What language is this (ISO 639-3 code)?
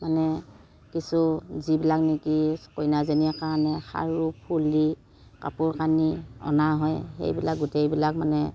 asm